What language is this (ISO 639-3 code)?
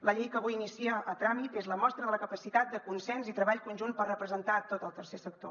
cat